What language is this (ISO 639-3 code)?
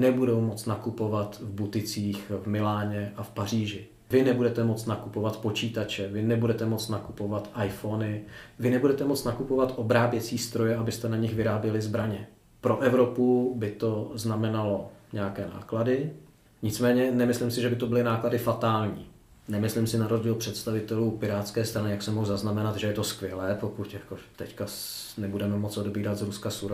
ces